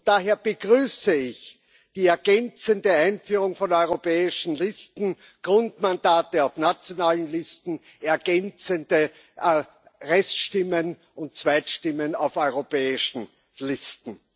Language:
German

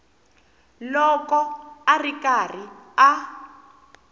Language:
Tsonga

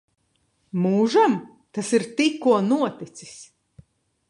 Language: Latvian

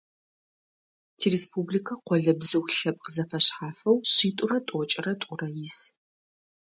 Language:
Adyghe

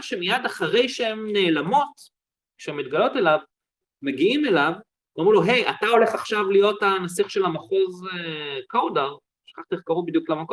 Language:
Hebrew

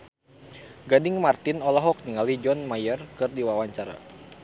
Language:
Sundanese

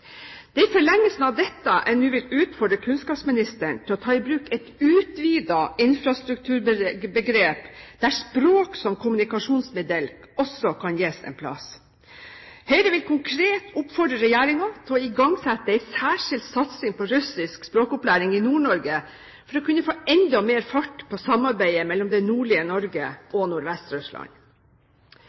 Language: Norwegian Bokmål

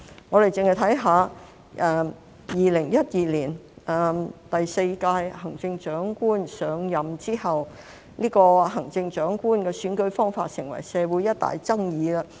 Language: Cantonese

